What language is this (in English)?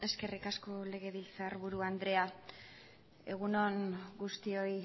Basque